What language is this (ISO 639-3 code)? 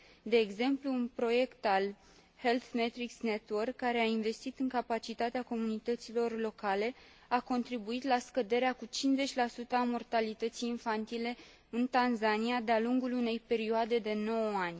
ron